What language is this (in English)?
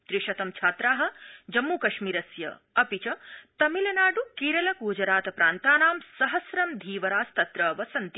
Sanskrit